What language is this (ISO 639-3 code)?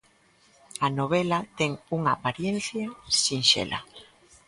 glg